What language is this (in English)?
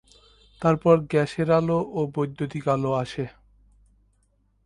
Bangla